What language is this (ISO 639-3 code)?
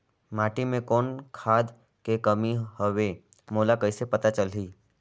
hne